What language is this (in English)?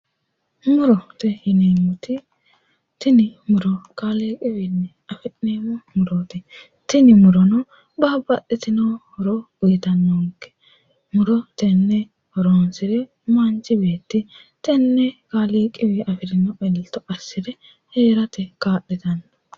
Sidamo